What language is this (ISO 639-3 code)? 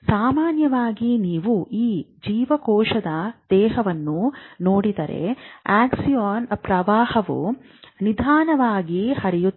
kan